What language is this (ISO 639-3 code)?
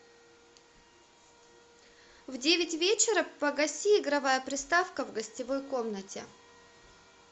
rus